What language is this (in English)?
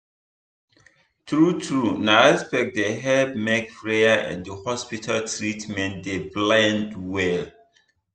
Nigerian Pidgin